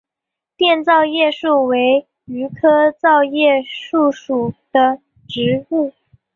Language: Chinese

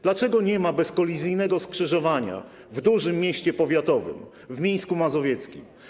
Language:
Polish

